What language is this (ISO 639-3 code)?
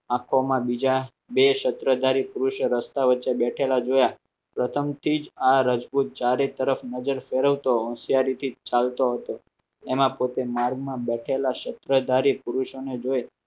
guj